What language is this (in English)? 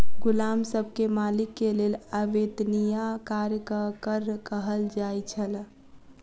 Maithili